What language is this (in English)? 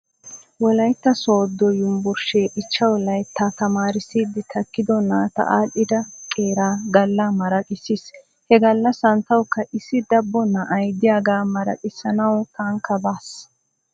Wolaytta